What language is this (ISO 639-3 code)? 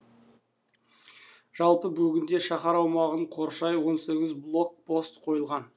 kaz